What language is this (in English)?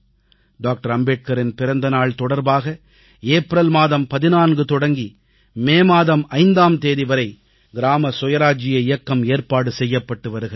Tamil